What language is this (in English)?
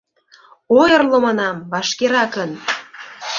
Mari